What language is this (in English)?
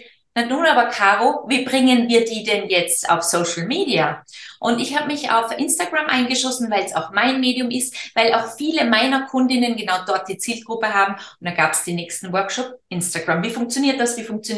German